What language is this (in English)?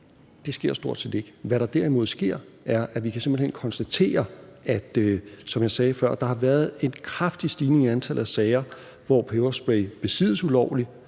Danish